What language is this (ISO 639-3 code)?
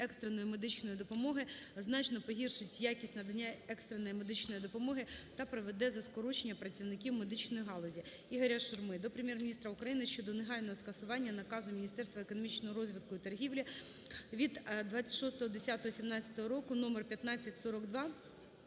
ukr